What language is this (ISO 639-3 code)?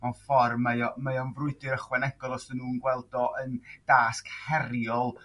cym